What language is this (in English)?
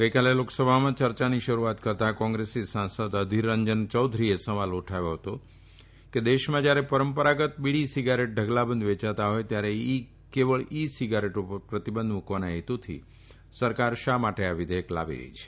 Gujarati